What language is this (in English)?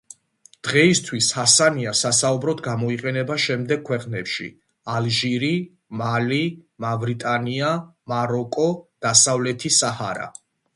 Georgian